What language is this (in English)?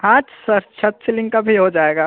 Hindi